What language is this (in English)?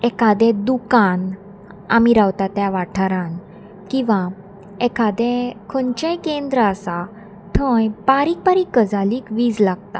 Konkani